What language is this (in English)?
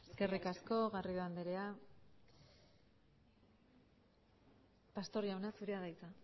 Basque